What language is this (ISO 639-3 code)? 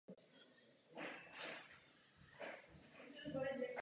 ces